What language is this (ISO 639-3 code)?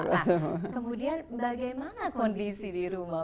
ind